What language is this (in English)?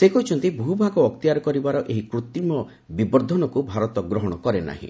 Odia